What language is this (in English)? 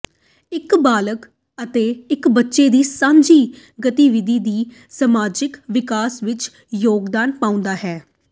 Punjabi